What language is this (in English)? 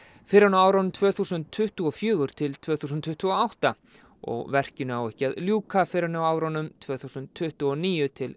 Icelandic